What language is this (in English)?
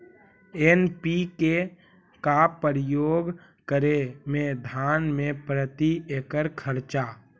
Magahi